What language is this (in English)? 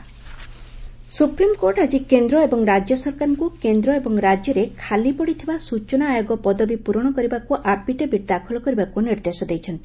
Odia